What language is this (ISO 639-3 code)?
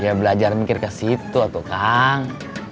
ind